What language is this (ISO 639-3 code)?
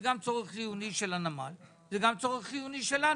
heb